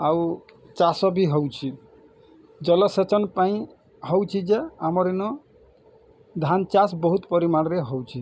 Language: Odia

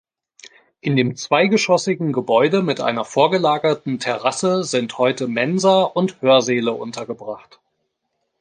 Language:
German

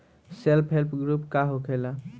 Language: Bhojpuri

